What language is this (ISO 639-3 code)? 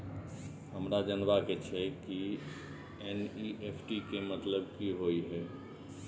mai